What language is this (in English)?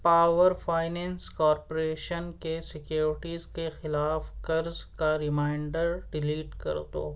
Urdu